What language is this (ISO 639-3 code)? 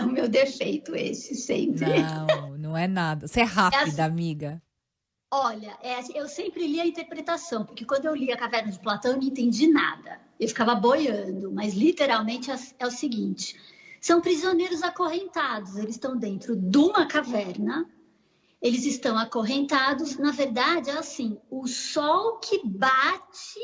por